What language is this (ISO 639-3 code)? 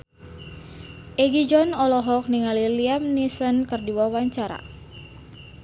sun